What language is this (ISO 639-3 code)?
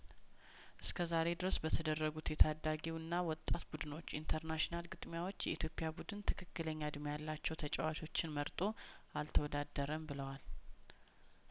amh